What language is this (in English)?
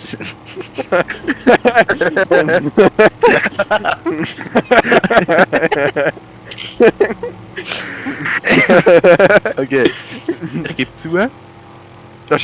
German